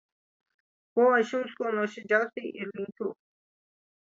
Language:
Lithuanian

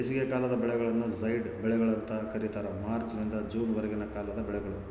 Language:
Kannada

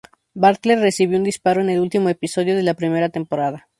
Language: Spanish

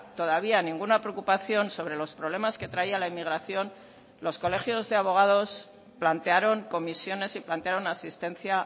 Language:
Spanish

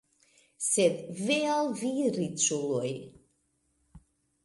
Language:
Esperanto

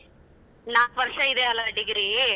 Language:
Kannada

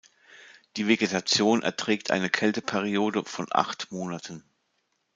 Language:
German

